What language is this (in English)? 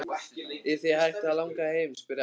Icelandic